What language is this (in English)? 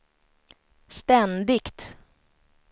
Swedish